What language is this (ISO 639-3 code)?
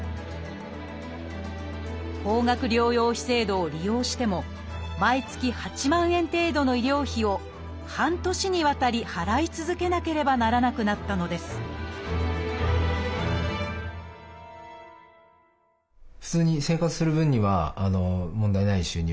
jpn